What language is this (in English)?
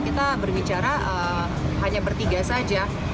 Indonesian